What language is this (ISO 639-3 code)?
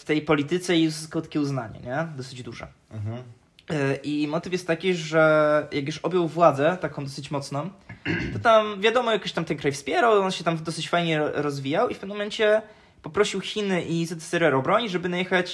pol